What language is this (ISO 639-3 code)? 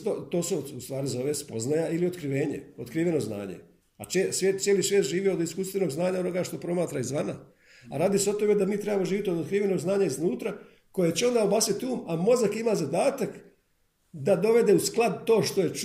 hrv